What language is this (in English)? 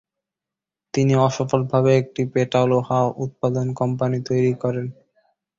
Bangla